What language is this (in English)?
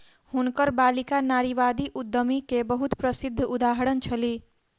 Maithili